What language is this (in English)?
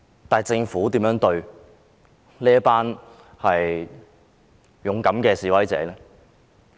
Cantonese